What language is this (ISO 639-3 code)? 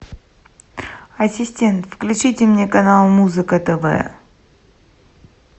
rus